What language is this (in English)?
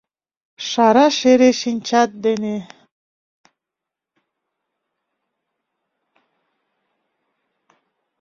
Mari